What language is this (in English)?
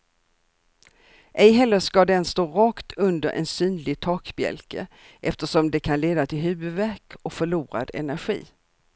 Swedish